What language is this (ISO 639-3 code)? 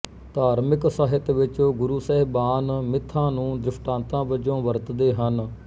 pan